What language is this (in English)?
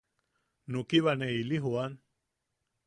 Yaqui